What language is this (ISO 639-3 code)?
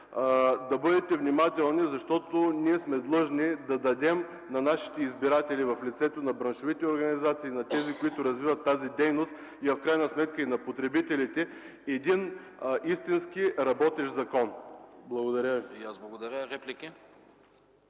bul